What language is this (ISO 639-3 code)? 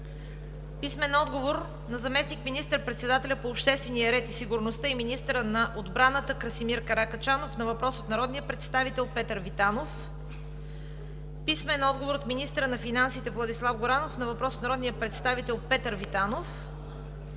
bul